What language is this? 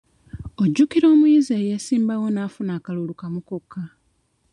Ganda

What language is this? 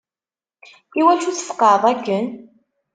Kabyle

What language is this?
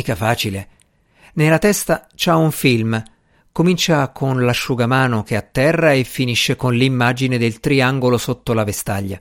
Italian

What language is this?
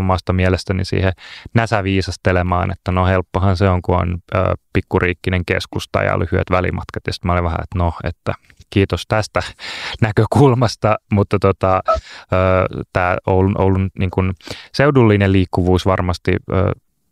Finnish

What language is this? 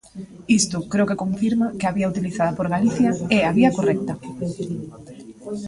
Galician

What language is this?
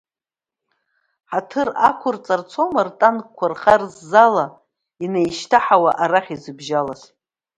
Abkhazian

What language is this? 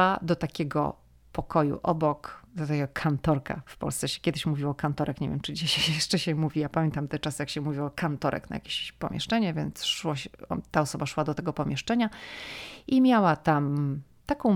Polish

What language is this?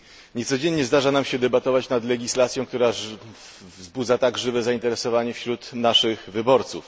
Polish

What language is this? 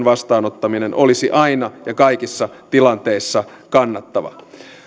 Finnish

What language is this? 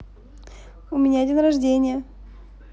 Russian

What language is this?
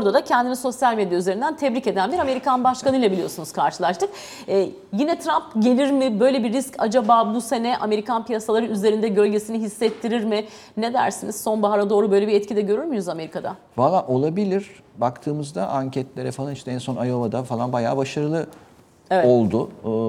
Turkish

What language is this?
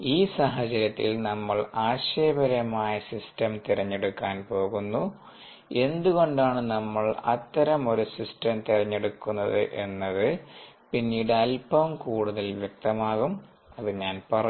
Malayalam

